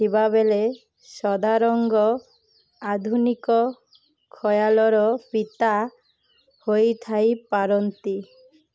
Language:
Odia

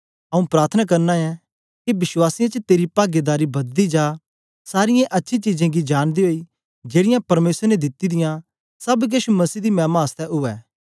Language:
Dogri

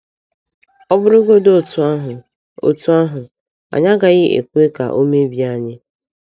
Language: Igbo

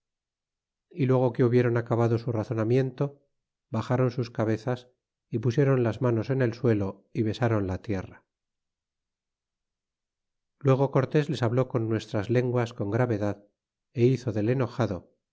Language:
Spanish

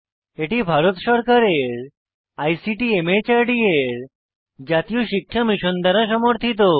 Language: Bangla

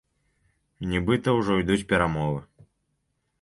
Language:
Belarusian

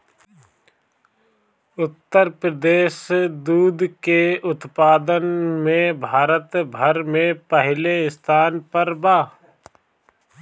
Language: Bhojpuri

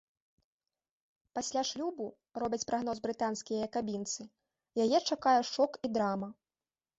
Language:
Belarusian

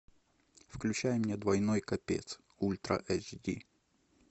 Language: Russian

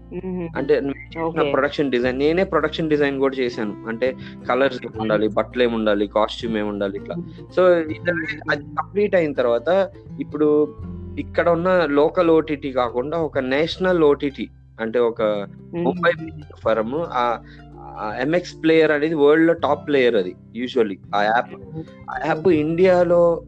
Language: Telugu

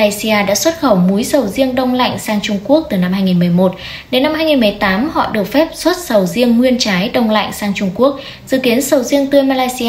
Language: Vietnamese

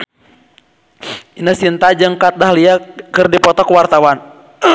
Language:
Sundanese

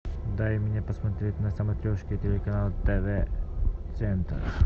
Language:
Russian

